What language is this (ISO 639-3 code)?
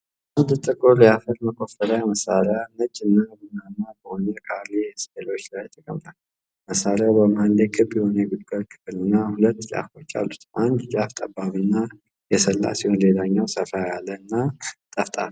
amh